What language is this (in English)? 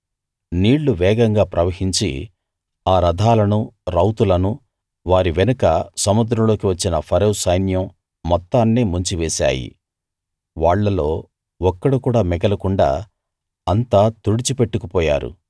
Telugu